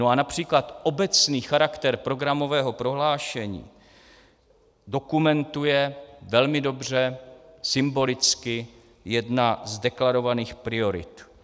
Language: Czech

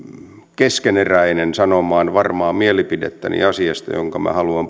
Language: Finnish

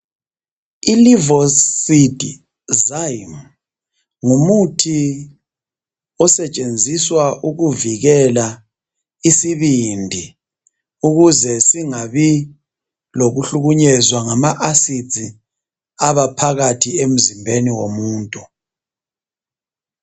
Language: North Ndebele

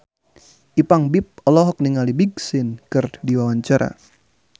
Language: Sundanese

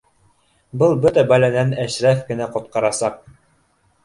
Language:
Bashkir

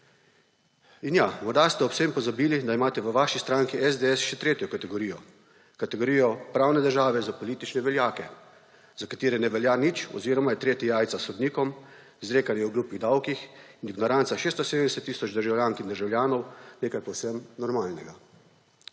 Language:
Slovenian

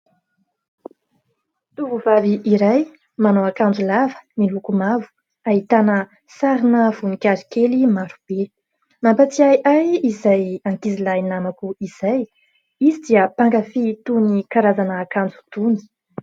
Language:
Malagasy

